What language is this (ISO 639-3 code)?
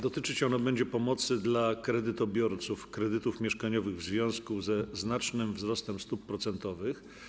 pol